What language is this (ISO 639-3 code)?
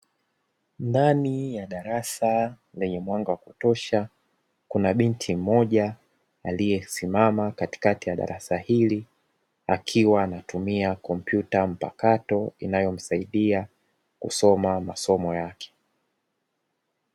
swa